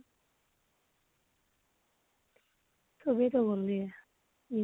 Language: Assamese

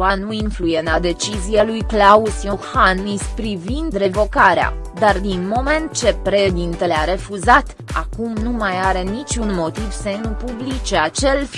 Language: Romanian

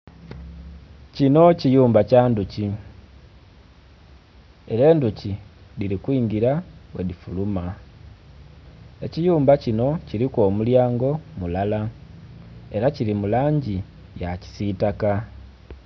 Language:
Soga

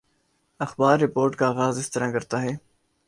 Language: Urdu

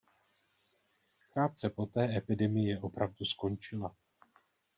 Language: Czech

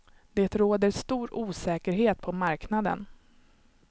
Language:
Swedish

